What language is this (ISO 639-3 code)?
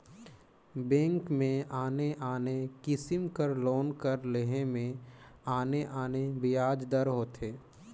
hne